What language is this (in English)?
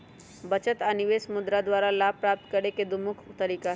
Magahi